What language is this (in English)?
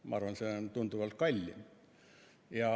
Estonian